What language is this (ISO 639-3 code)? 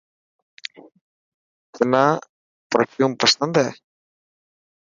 mki